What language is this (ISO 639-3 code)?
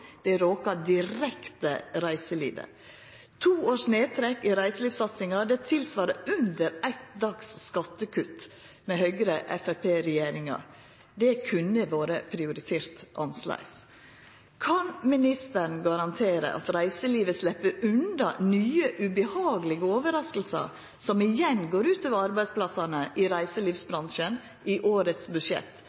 nno